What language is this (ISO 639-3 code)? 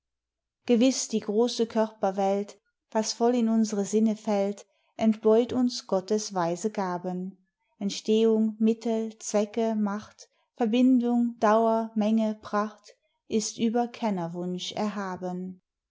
deu